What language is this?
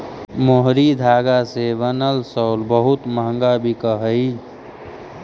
Magahi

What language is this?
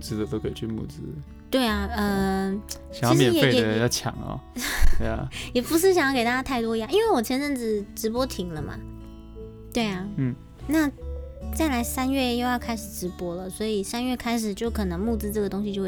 Chinese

